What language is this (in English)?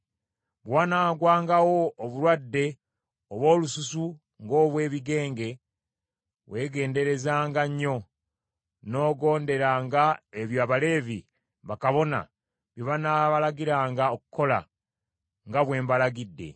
Ganda